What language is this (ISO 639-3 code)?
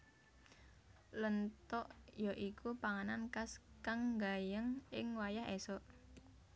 jav